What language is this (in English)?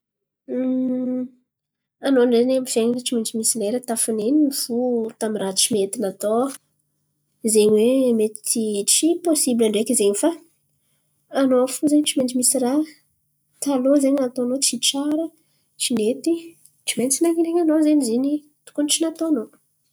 Antankarana Malagasy